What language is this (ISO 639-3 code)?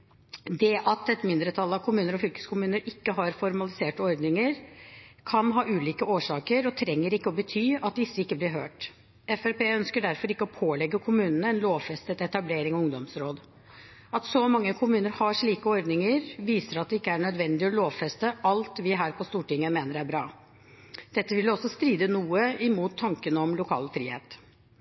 nob